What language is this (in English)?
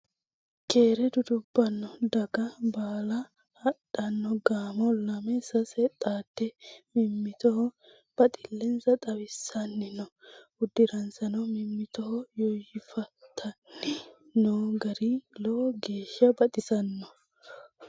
Sidamo